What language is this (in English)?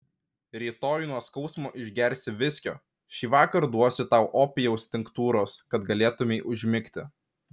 Lithuanian